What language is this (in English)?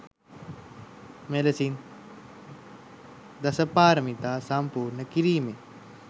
Sinhala